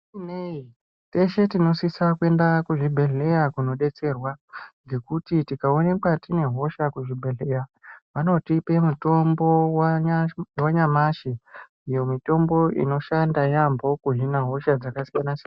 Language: Ndau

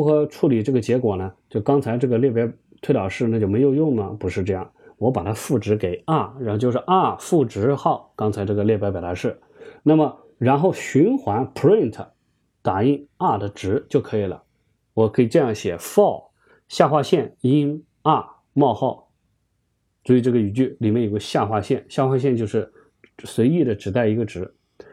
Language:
Chinese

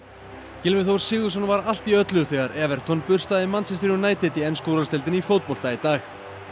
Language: Icelandic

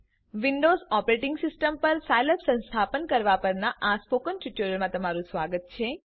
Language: Gujarati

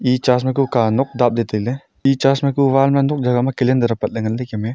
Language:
Wancho Naga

